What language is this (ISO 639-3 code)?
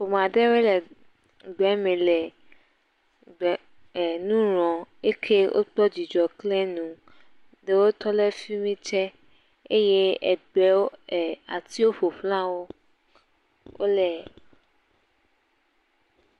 ewe